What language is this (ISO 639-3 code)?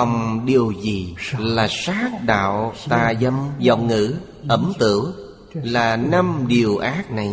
vie